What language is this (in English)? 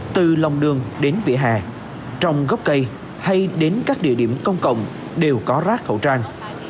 Vietnamese